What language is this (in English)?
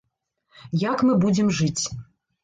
Belarusian